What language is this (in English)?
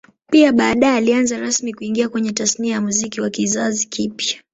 Swahili